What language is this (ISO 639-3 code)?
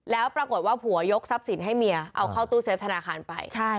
tha